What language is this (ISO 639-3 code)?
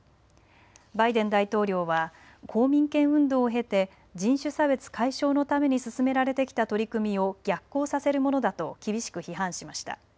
jpn